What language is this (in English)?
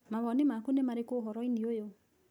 Kikuyu